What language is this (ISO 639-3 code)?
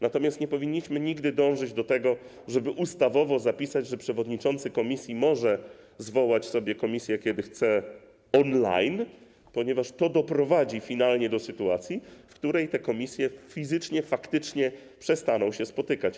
pol